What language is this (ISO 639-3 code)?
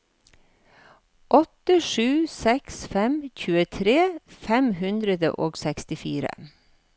nor